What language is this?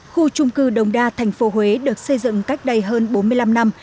Vietnamese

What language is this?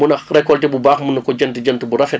Wolof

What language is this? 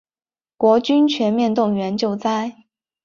Chinese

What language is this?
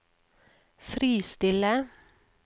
Norwegian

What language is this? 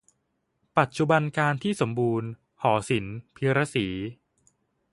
Thai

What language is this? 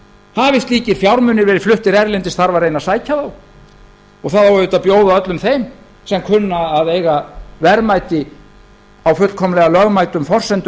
Icelandic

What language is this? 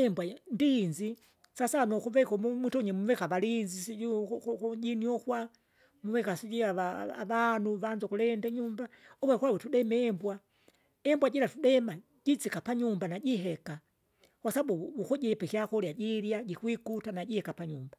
Kinga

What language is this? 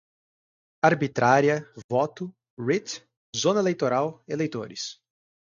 Portuguese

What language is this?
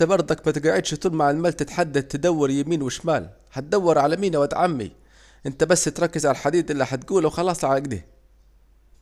Saidi Arabic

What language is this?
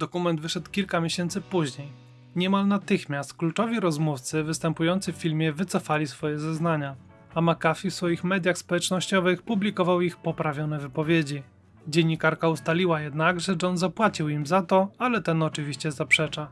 Polish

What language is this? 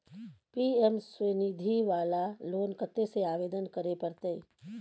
Maithili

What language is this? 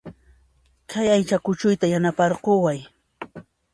Puno Quechua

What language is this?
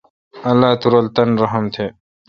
Kalkoti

